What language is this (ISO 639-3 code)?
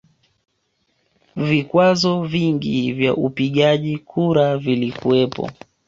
swa